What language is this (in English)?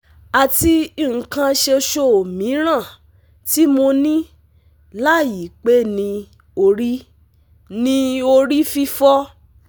Yoruba